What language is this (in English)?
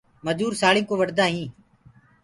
Gurgula